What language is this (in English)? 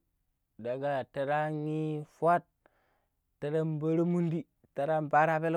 Pero